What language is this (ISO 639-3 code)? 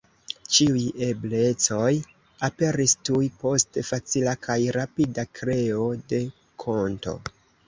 epo